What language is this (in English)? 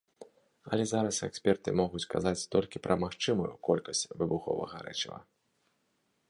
Belarusian